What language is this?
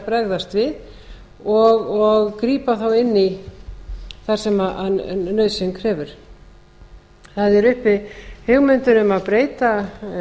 Icelandic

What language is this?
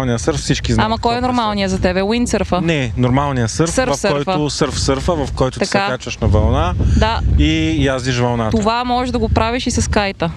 Bulgarian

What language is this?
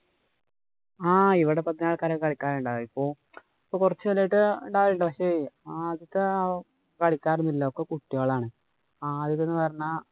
Malayalam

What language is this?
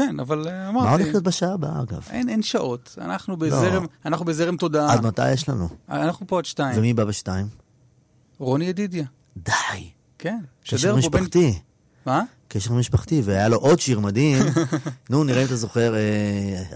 Hebrew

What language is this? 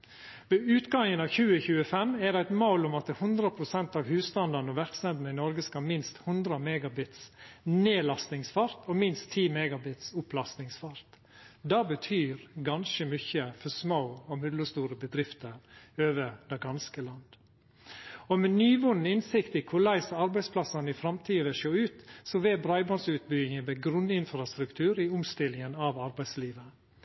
Norwegian Nynorsk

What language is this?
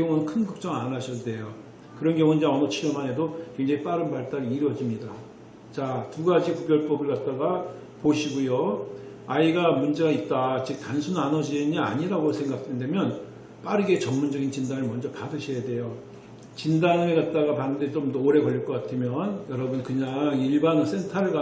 Korean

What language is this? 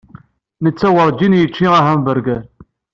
Kabyle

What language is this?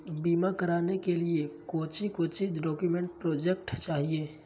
Magahi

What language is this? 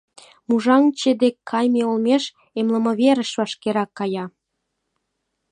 Mari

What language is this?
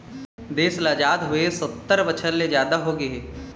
Chhattisgarhi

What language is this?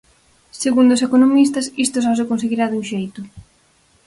Galician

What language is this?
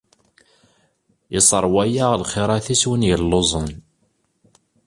Kabyle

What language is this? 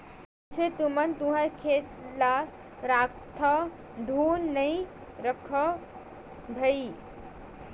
Chhattisgarhi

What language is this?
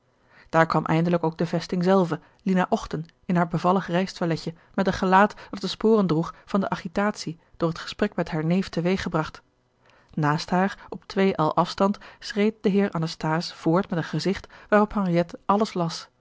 Dutch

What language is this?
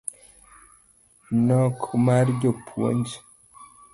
Luo (Kenya and Tanzania)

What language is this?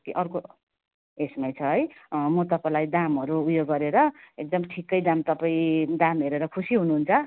Nepali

